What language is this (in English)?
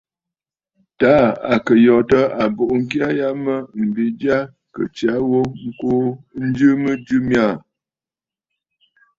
Bafut